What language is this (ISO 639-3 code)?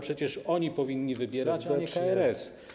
pol